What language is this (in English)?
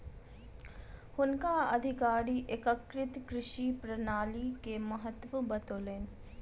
Maithili